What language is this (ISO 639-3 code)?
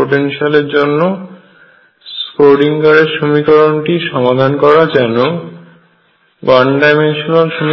ben